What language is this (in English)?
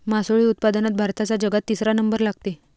Marathi